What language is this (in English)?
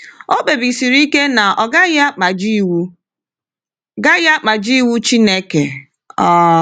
Igbo